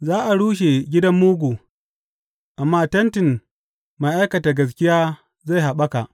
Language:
Hausa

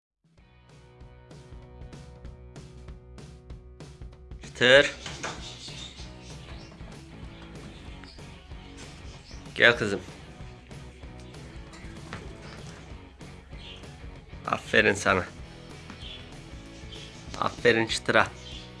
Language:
Turkish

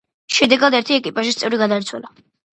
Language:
Georgian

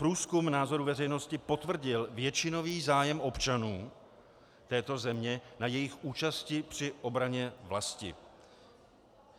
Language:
Czech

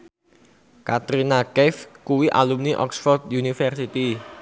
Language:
Javanese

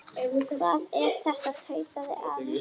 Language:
Icelandic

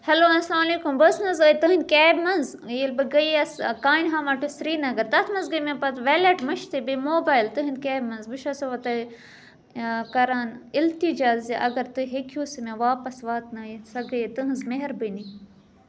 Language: Kashmiri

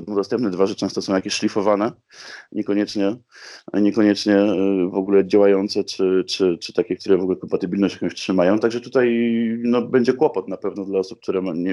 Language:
Polish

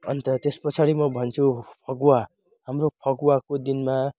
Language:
Nepali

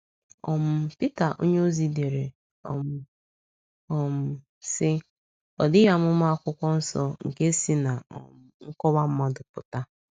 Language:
Igbo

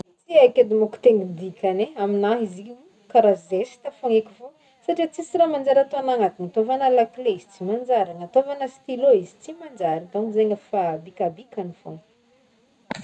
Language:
Northern Betsimisaraka Malagasy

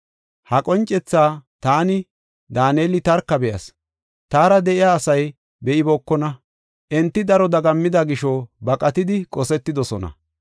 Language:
Gofa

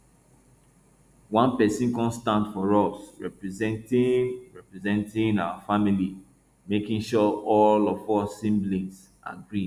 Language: Nigerian Pidgin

